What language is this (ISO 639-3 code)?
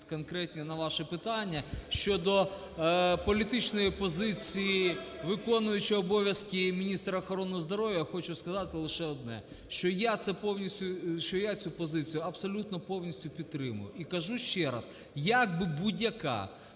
ukr